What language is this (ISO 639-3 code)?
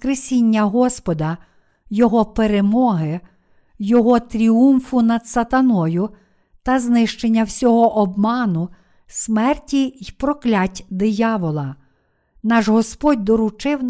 ukr